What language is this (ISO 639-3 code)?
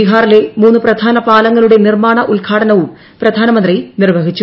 mal